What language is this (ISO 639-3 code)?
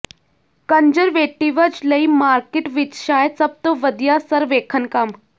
pan